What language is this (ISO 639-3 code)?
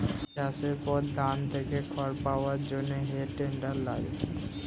ben